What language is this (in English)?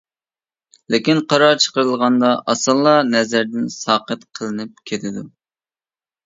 Uyghur